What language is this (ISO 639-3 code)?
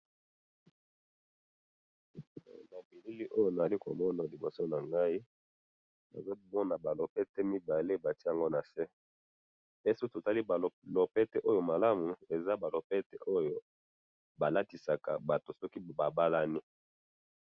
lin